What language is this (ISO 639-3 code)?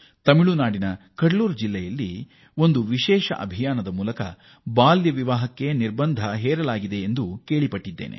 kan